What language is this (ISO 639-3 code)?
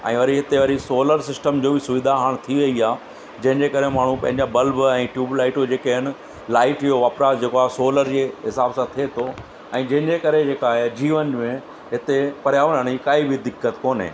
snd